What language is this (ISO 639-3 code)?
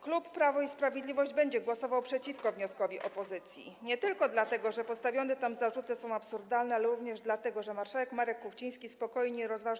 pol